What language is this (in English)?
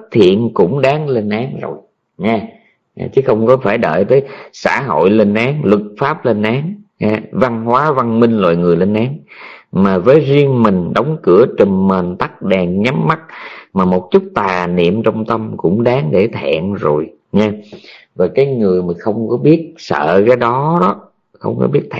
Vietnamese